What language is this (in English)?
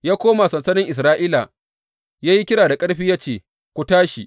Hausa